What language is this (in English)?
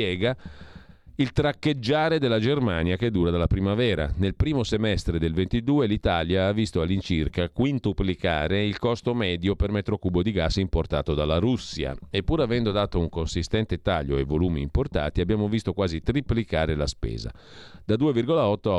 Italian